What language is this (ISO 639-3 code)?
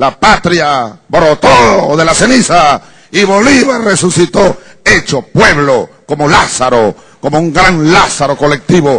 spa